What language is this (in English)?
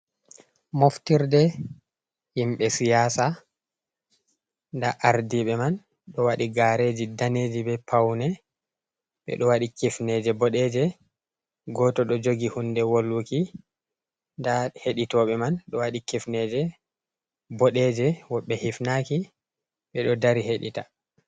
Fula